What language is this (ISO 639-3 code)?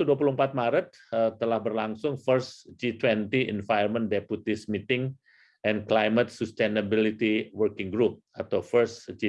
ind